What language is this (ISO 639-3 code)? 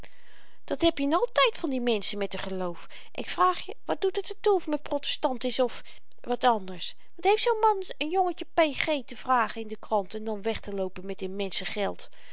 nld